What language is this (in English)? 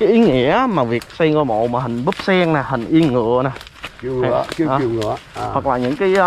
Vietnamese